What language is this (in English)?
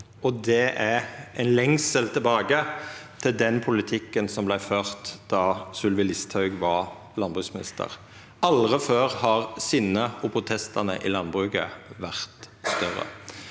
Norwegian